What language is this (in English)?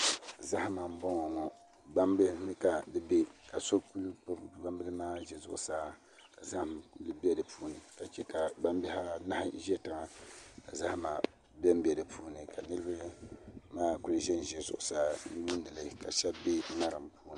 Dagbani